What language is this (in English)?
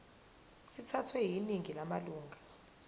Zulu